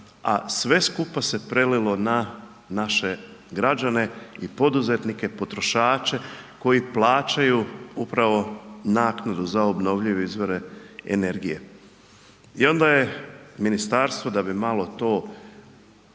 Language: Croatian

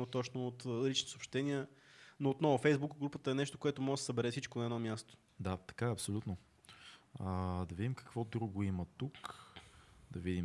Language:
Bulgarian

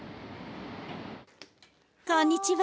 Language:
Japanese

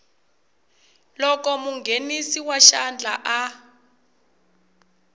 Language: Tsonga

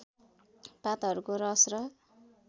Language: Nepali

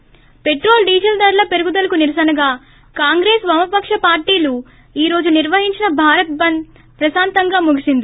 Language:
Telugu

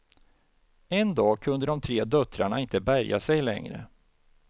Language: Swedish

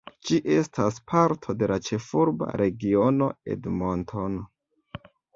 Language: Esperanto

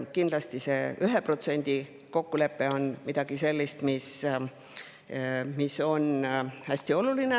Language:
Estonian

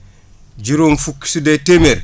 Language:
Wolof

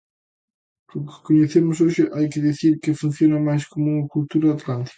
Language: Galician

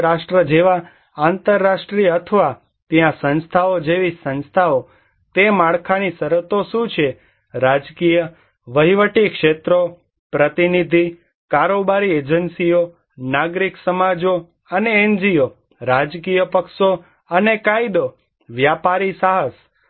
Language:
Gujarati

